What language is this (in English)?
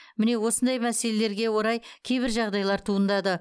Kazakh